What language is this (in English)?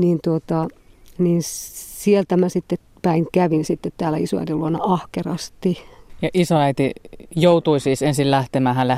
Finnish